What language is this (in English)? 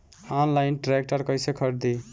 Bhojpuri